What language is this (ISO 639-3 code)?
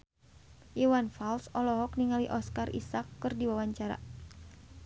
sun